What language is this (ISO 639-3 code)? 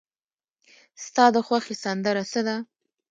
pus